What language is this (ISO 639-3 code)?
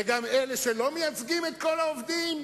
heb